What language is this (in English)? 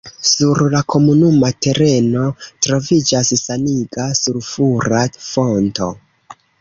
Esperanto